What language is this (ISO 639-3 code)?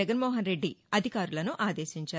tel